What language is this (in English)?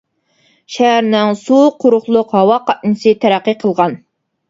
Uyghur